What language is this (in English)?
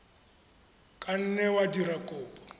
Tswana